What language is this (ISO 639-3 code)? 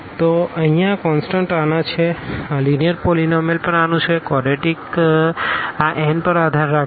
guj